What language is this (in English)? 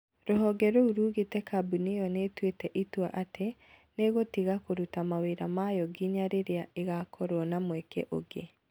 Kikuyu